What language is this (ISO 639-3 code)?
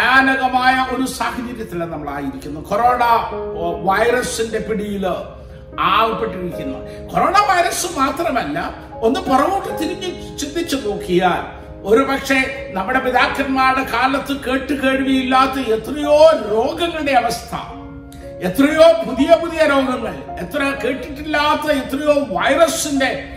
mal